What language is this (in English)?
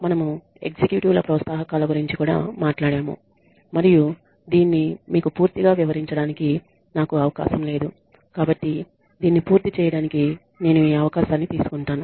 Telugu